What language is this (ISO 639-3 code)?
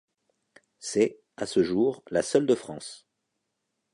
fra